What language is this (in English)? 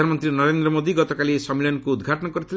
Odia